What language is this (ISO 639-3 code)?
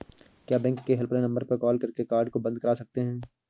hin